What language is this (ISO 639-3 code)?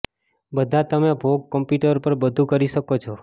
guj